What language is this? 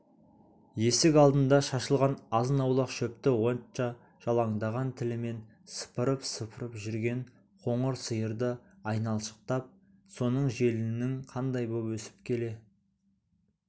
Kazakh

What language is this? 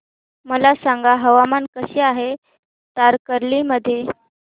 Marathi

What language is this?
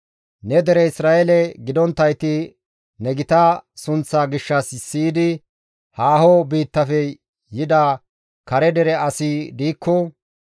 Gamo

